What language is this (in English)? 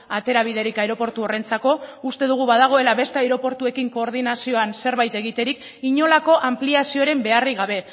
Basque